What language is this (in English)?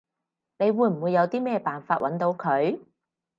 Cantonese